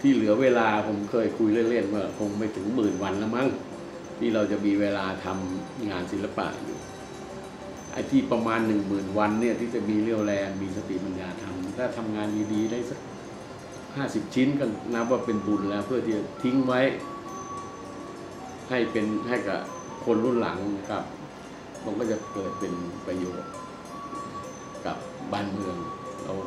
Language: Thai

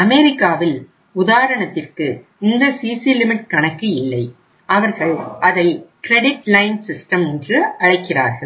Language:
Tamil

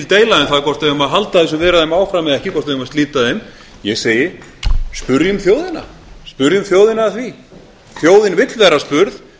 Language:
Icelandic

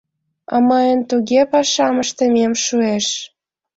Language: Mari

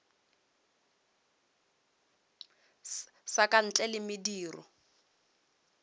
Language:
Northern Sotho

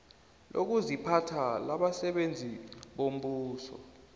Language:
South Ndebele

